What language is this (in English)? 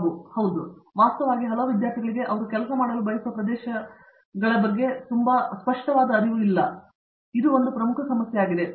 Kannada